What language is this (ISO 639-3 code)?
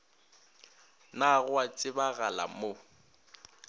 nso